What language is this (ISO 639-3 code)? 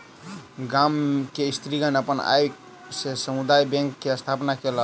mai